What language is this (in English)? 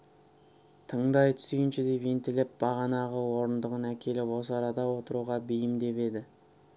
Kazakh